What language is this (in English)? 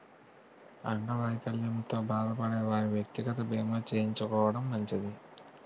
Telugu